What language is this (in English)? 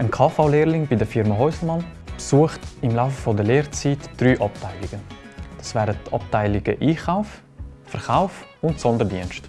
German